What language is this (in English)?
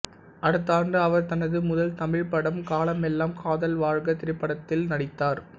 Tamil